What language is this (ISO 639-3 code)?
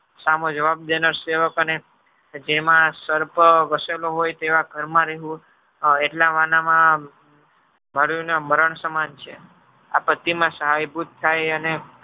guj